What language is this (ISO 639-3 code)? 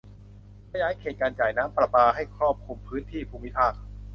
tha